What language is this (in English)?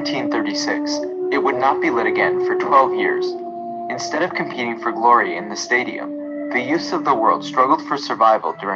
Indonesian